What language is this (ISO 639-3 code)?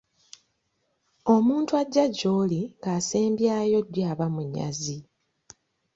lug